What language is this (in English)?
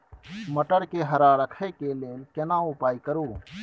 Maithili